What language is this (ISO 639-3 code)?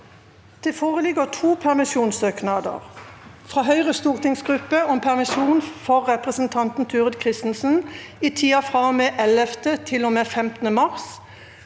nor